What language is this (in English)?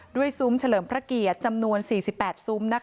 Thai